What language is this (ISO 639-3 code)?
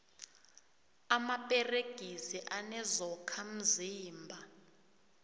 nbl